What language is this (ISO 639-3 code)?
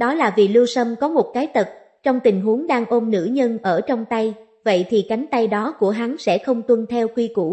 vie